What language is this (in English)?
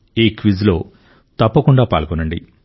Telugu